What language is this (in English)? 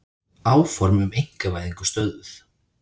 Icelandic